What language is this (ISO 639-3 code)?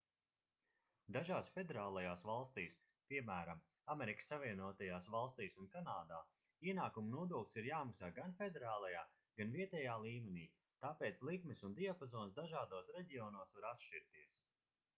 lav